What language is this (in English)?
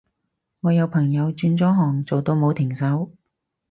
Cantonese